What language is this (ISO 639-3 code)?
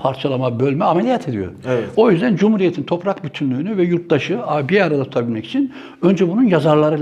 tur